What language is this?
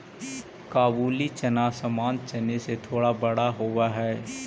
Magahi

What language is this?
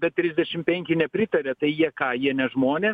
Lithuanian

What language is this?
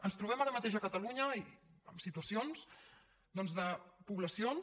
Catalan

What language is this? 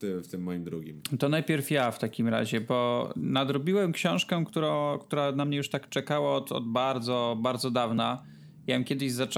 Polish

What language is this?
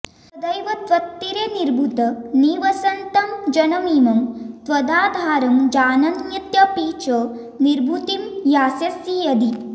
Sanskrit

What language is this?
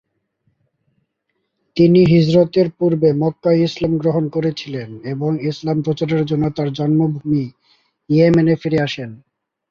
Bangla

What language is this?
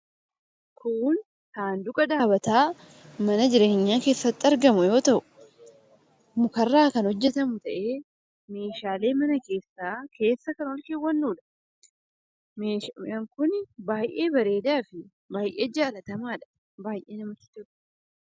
Oromo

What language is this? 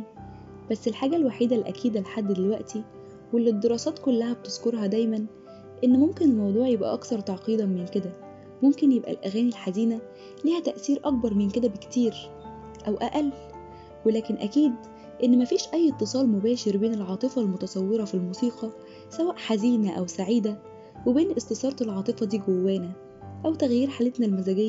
Arabic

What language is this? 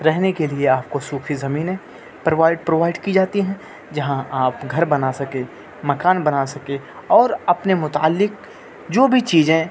Urdu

